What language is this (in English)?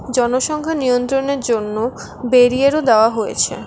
Bangla